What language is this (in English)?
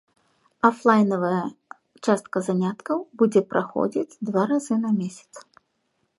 Belarusian